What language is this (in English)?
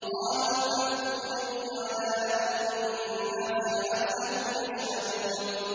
Arabic